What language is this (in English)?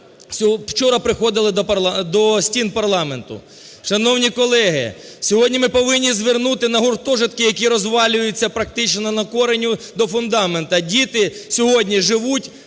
Ukrainian